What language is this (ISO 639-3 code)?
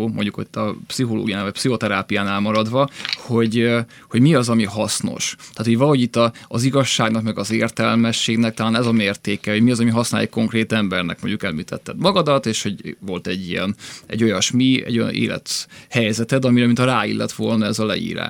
hun